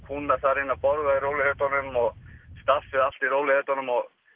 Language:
Icelandic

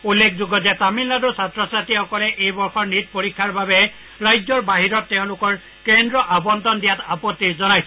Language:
Assamese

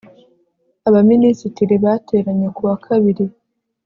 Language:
Kinyarwanda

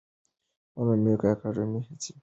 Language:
Pashto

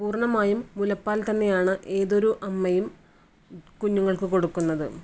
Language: Malayalam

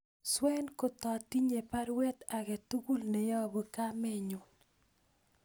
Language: Kalenjin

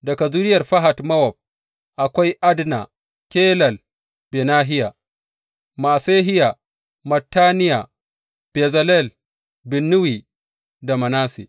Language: Hausa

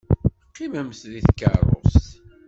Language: Kabyle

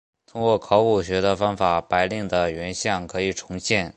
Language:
Chinese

